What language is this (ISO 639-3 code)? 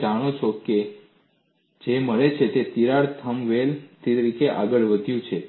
guj